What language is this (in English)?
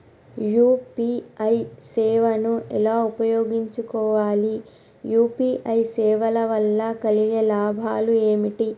Telugu